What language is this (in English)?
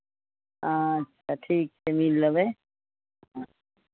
Maithili